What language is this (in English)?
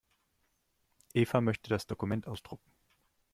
German